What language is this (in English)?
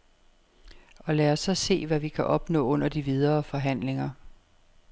Danish